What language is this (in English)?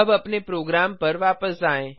Hindi